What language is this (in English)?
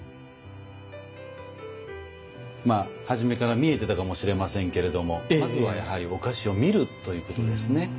Japanese